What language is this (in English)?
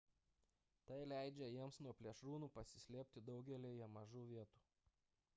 Lithuanian